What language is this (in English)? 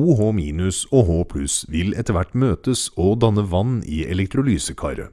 Norwegian